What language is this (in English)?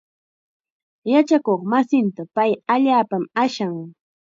Chiquián Ancash Quechua